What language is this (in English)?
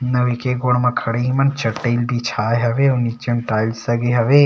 Chhattisgarhi